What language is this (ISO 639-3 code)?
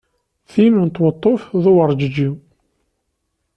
kab